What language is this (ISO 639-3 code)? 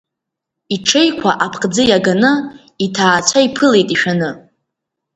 abk